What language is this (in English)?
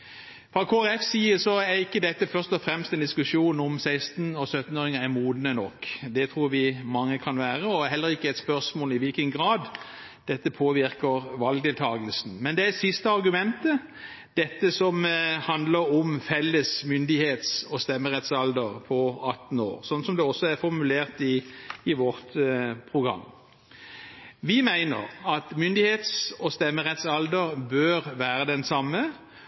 Norwegian Bokmål